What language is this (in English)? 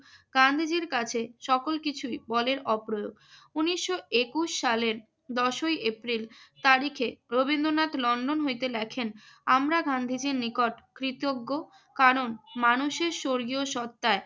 Bangla